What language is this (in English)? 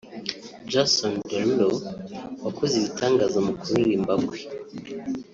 Kinyarwanda